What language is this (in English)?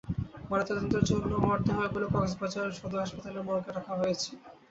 Bangla